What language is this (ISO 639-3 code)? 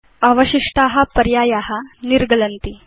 san